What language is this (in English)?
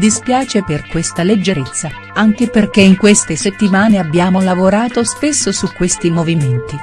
Italian